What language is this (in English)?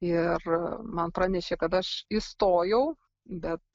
Lithuanian